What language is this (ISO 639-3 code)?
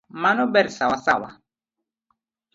luo